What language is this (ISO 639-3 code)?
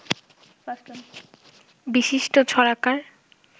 ben